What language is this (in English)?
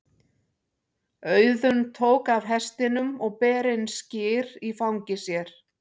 Icelandic